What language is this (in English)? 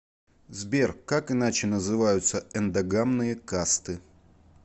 Russian